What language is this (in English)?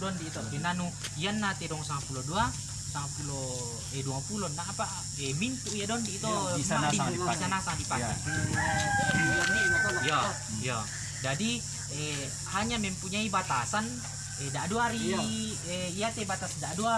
Indonesian